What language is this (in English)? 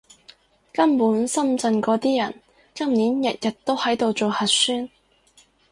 Cantonese